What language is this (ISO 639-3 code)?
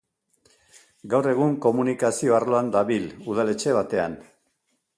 eus